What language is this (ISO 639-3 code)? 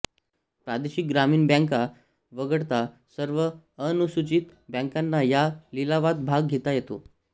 mar